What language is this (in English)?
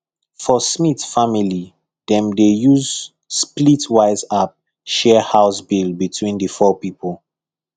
Nigerian Pidgin